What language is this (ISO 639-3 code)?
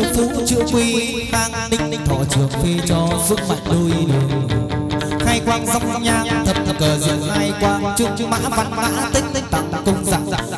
vie